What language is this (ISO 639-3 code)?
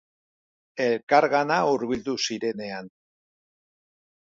eus